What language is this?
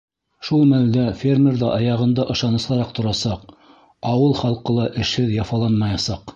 Bashkir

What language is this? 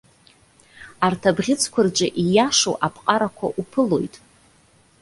Abkhazian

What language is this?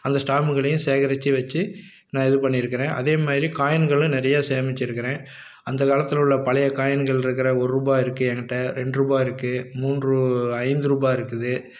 Tamil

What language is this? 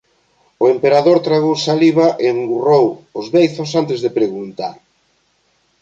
Galician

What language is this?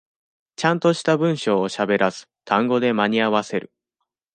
Japanese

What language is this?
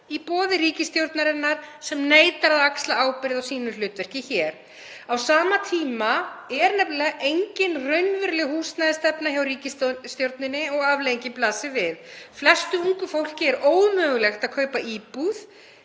Icelandic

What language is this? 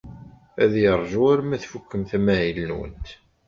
Kabyle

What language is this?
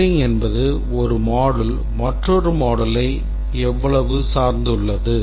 Tamil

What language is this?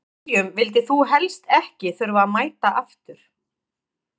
Icelandic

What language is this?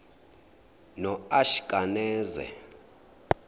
Zulu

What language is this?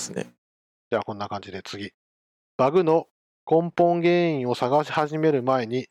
Japanese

